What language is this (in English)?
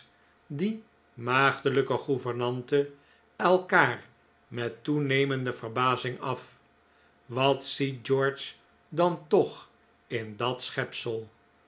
Dutch